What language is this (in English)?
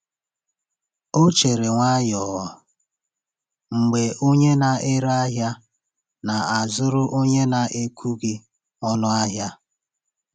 Igbo